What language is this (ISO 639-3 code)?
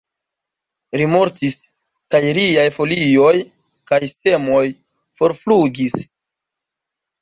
epo